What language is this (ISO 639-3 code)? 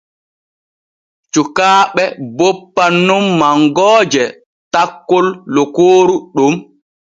fue